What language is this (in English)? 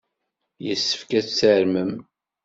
Kabyle